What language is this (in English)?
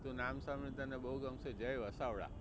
Gujarati